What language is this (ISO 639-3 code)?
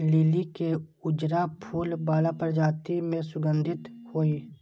mai